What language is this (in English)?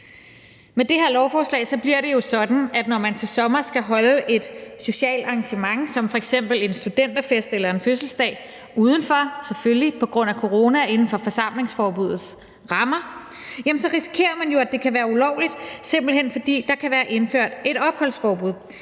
Danish